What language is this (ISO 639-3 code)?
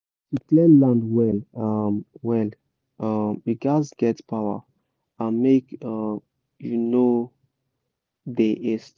pcm